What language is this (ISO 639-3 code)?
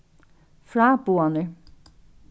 fao